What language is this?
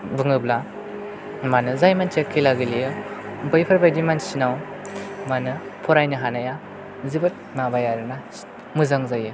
Bodo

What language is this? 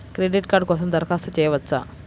Telugu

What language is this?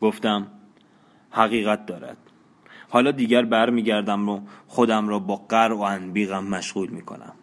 Persian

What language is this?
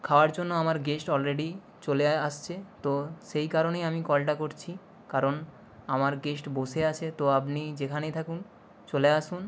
Bangla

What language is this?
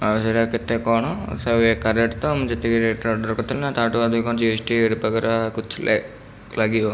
Odia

